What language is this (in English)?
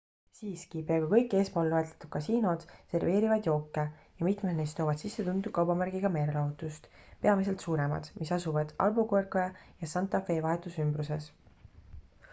Estonian